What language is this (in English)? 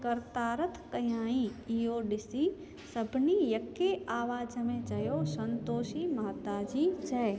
Sindhi